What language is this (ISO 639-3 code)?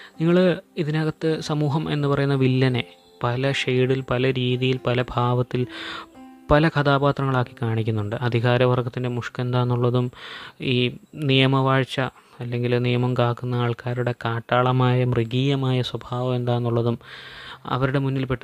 mal